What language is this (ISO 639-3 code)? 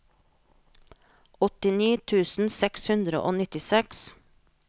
nor